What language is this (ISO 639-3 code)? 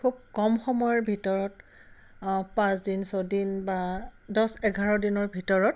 asm